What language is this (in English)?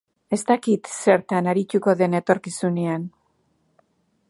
Basque